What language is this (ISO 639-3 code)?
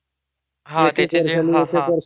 mar